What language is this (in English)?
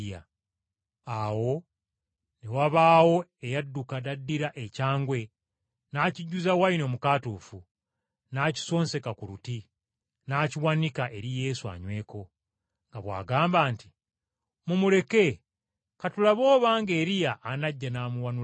Ganda